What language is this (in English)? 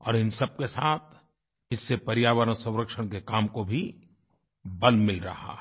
Hindi